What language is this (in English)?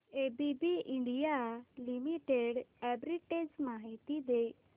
Marathi